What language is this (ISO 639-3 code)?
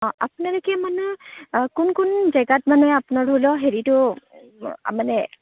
asm